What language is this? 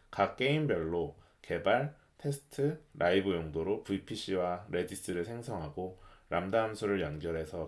Korean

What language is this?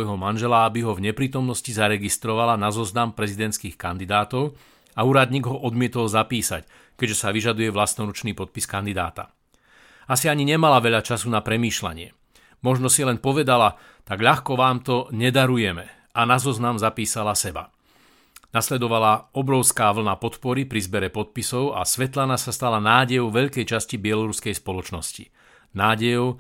Slovak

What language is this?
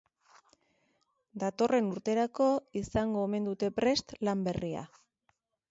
Basque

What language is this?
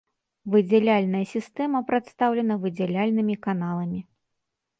Belarusian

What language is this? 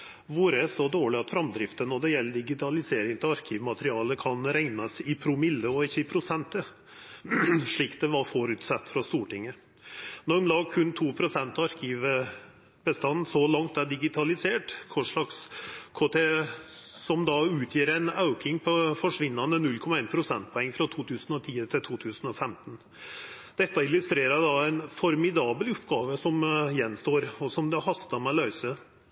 Norwegian Nynorsk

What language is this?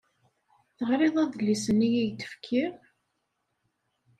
Kabyle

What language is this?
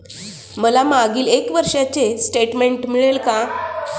Marathi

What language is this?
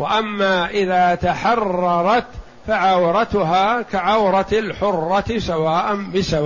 Arabic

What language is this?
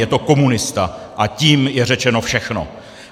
Czech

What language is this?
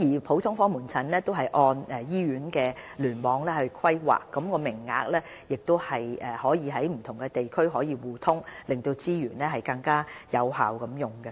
Cantonese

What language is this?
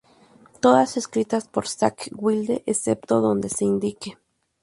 Spanish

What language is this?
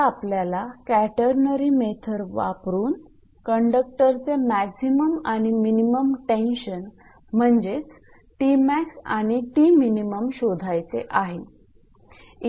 Marathi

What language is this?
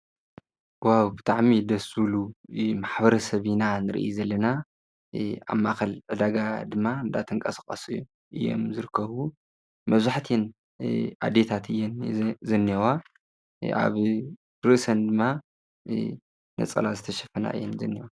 Tigrinya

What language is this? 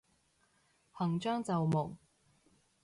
Cantonese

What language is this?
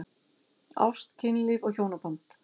Icelandic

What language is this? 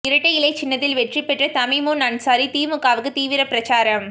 Tamil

